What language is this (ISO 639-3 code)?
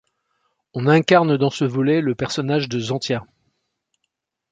fra